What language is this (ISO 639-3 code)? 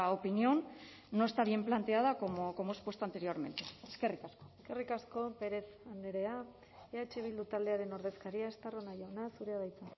eus